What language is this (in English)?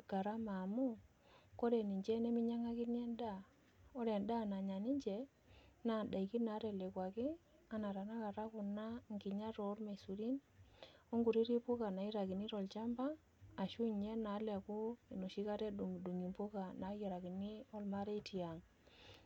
Masai